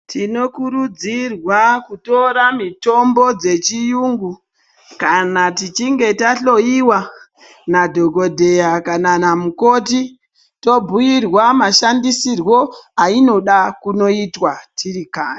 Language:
Ndau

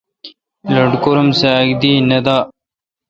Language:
Kalkoti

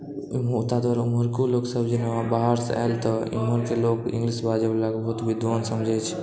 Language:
Maithili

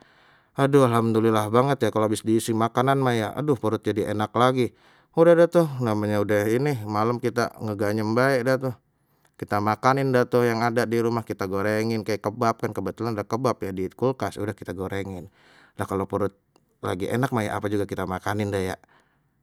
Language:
Betawi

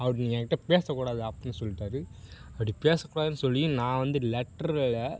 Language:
Tamil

